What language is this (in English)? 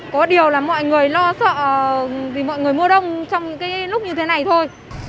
Vietnamese